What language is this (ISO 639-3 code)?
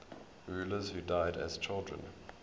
eng